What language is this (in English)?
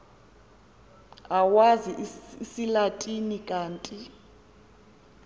Xhosa